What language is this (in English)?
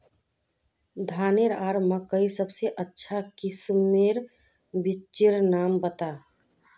Magahi